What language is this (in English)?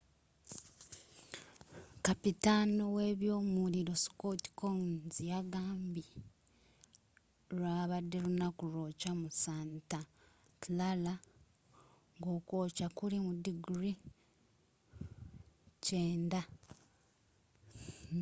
Ganda